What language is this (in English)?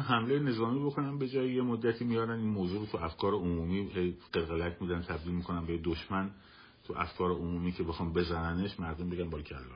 Persian